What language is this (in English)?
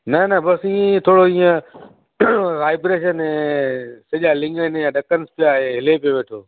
Sindhi